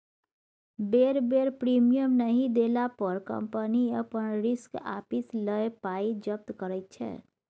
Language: Maithili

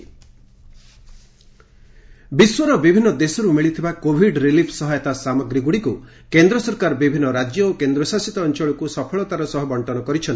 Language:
Odia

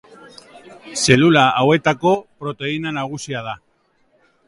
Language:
Basque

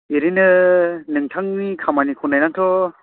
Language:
Bodo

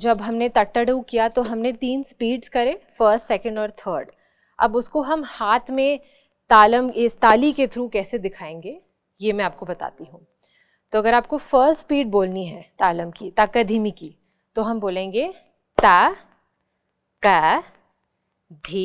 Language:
Hindi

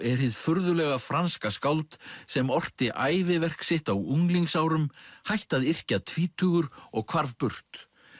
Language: Icelandic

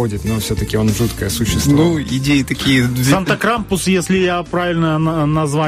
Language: Russian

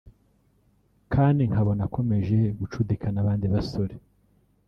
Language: Kinyarwanda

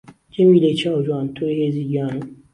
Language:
Central Kurdish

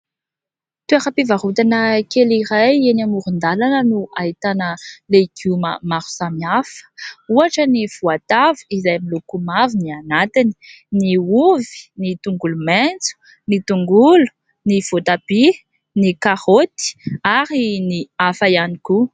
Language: Malagasy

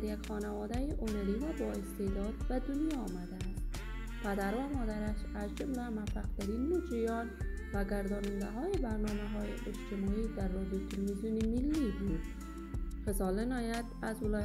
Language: Persian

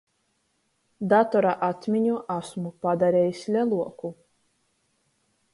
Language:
Latgalian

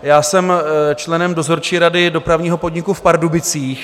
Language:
Czech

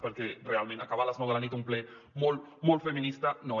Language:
Catalan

